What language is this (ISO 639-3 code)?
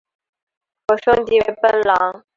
zho